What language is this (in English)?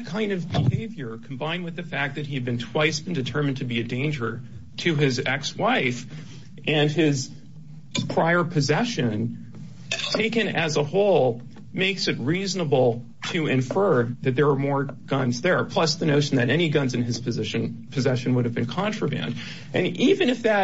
English